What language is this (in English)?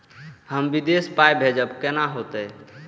Maithili